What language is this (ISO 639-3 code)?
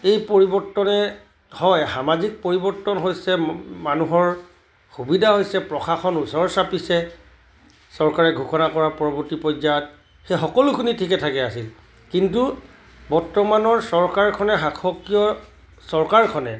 asm